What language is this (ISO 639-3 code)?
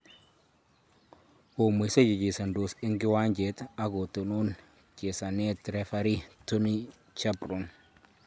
kln